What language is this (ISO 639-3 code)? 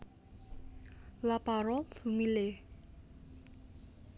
jav